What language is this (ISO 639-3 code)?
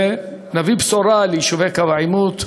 heb